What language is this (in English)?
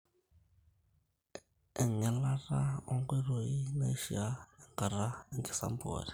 Masai